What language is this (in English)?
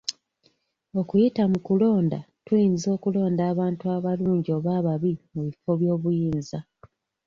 Ganda